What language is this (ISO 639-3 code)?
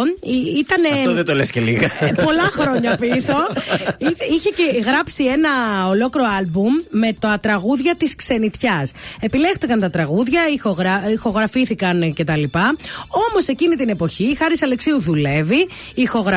ell